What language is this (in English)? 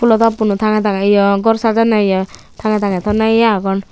Chakma